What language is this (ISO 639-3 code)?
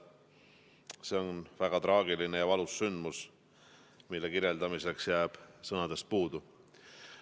est